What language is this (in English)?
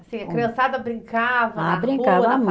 Portuguese